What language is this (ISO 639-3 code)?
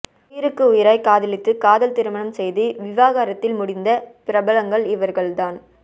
tam